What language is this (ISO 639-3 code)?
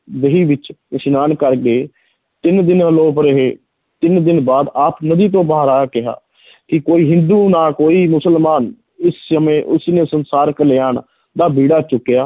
pan